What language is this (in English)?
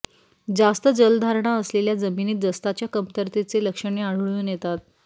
Marathi